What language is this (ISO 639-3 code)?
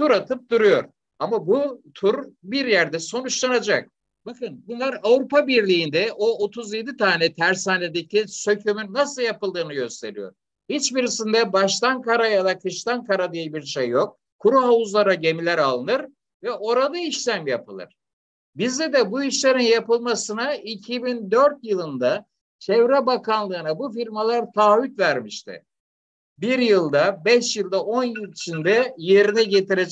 tur